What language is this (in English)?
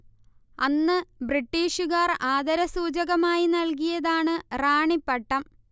Malayalam